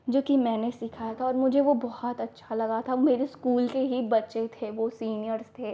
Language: Hindi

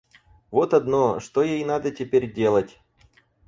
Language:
Russian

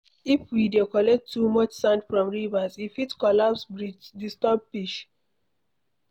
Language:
Nigerian Pidgin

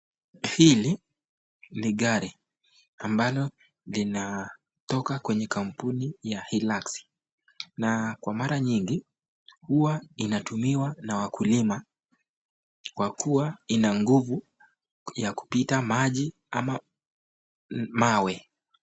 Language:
Swahili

